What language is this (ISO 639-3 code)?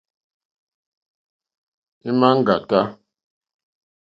bri